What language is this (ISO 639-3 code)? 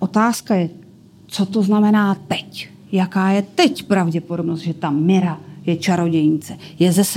ces